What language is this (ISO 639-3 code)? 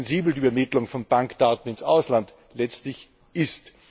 deu